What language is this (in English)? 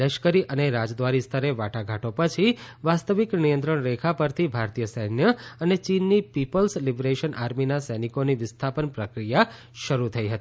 Gujarati